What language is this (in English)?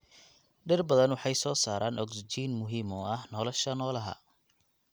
Somali